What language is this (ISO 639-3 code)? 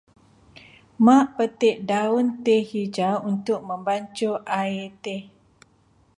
msa